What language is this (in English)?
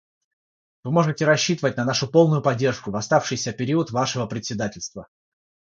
Russian